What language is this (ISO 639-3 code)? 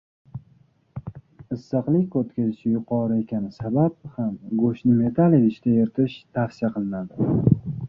uzb